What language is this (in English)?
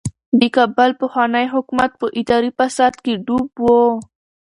Pashto